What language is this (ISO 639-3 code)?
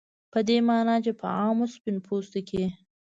pus